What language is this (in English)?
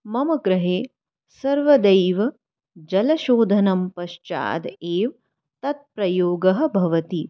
Sanskrit